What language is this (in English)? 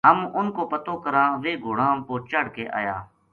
Gujari